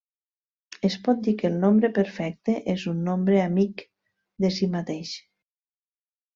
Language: Catalan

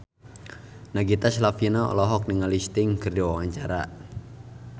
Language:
Sundanese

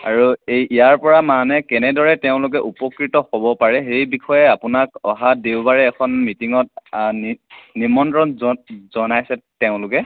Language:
Assamese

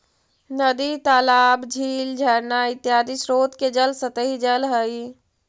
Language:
Magahi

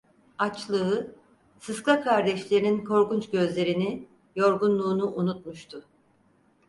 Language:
Turkish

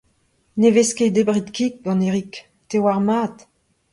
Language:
Breton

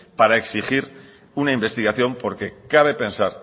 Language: Spanish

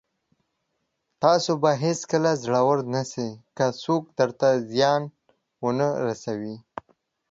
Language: Pashto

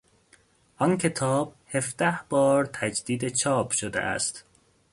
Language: Persian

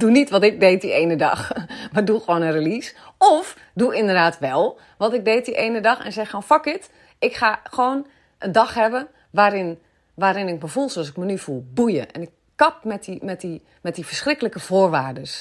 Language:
Dutch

